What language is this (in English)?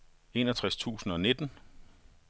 Danish